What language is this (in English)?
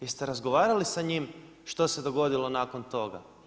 Croatian